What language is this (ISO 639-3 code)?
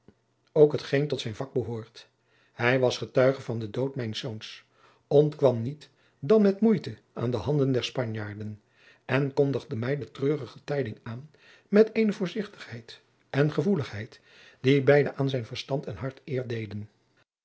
nld